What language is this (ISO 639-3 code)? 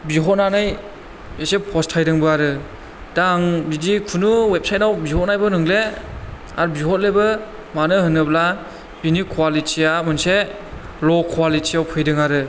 brx